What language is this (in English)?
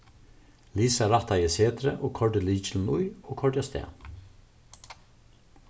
Faroese